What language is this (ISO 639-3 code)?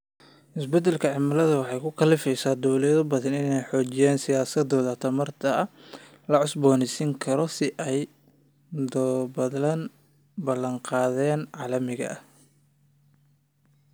som